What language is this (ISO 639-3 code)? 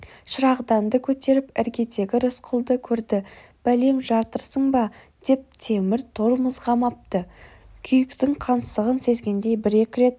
kaz